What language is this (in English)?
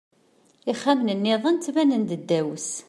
Kabyle